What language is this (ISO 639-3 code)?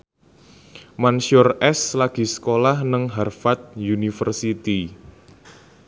jav